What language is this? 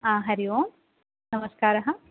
Sanskrit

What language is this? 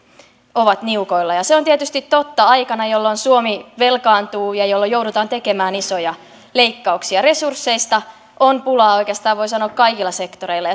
Finnish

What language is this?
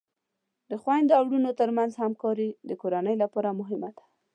Pashto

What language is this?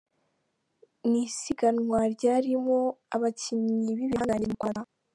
Kinyarwanda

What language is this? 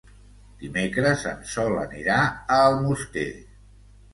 Catalan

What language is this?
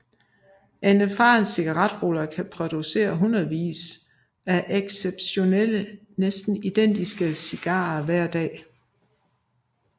Danish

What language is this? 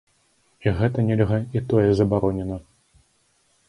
Belarusian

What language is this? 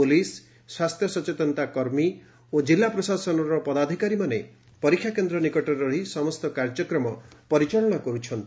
Odia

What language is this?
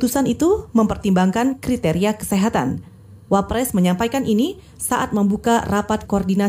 Indonesian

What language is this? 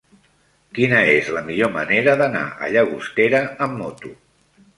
Catalan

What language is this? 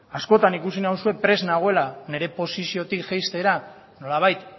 Basque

